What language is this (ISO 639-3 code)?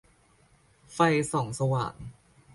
tha